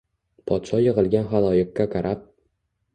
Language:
Uzbek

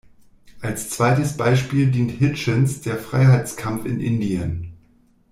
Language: German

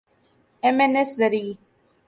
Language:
Urdu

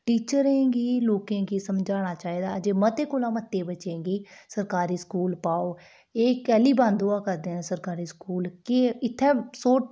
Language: Dogri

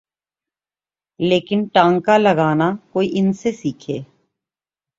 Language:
Urdu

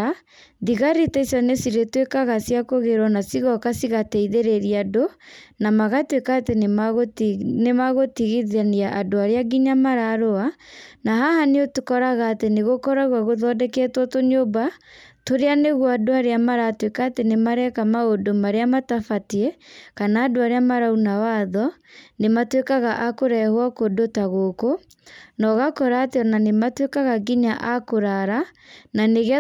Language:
Kikuyu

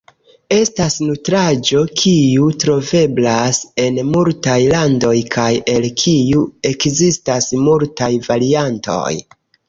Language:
Esperanto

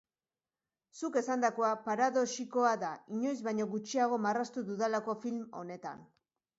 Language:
Basque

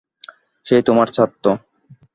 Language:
Bangla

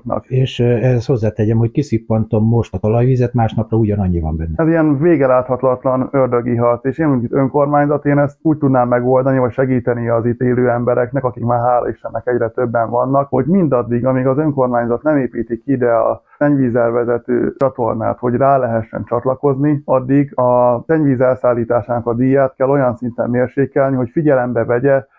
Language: Hungarian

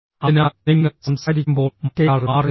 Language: Malayalam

